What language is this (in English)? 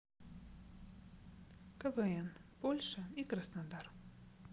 Russian